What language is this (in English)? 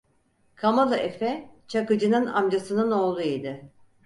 Turkish